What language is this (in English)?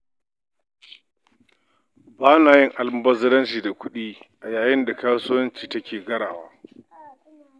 Hausa